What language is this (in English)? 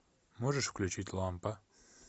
Russian